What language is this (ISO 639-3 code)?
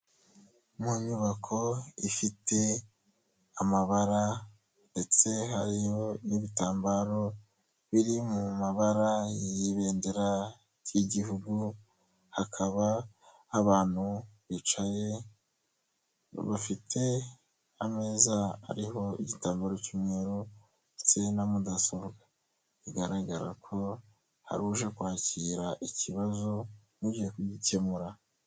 kin